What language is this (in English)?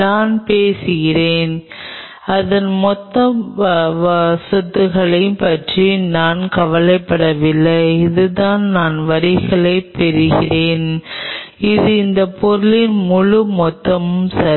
Tamil